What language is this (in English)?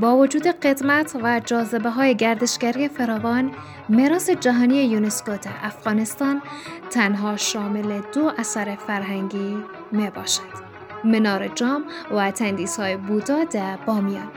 Persian